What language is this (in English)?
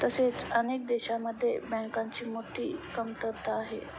Marathi